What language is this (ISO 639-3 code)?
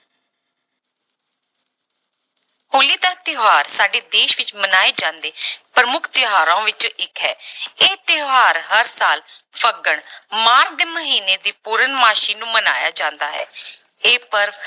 pan